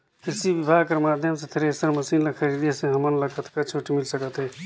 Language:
Chhattisgarhi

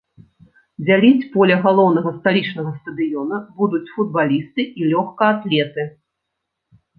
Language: Belarusian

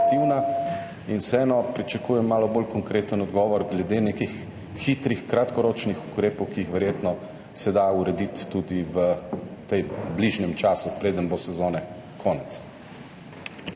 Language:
Slovenian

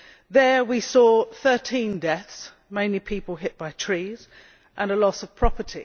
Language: English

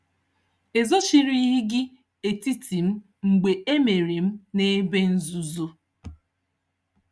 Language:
Igbo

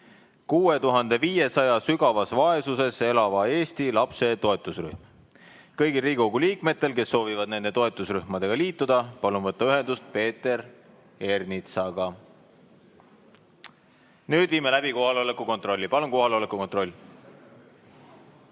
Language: Estonian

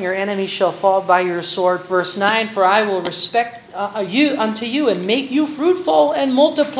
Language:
Filipino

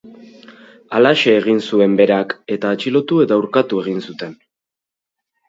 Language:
Basque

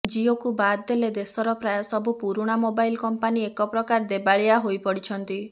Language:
Odia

